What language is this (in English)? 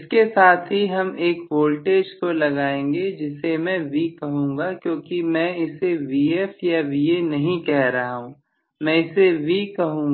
Hindi